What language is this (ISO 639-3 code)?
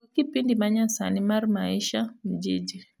luo